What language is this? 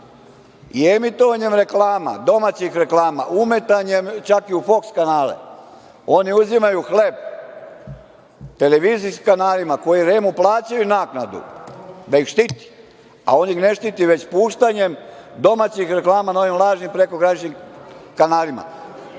Serbian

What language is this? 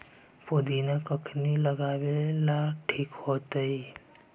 Magahi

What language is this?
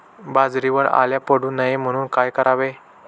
Marathi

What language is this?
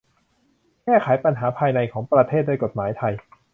Thai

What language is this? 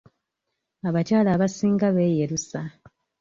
Ganda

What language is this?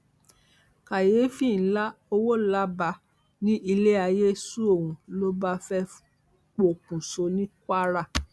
Yoruba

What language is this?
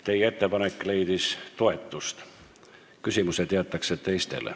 Estonian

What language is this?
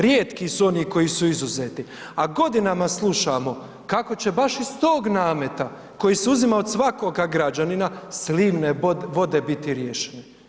Croatian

